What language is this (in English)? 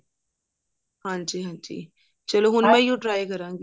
Punjabi